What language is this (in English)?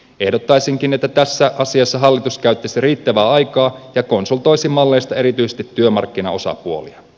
Finnish